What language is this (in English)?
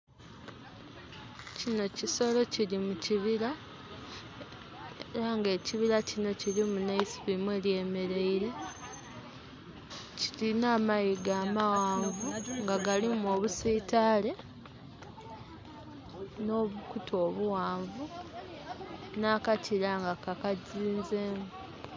Soga